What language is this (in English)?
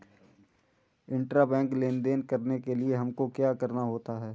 Hindi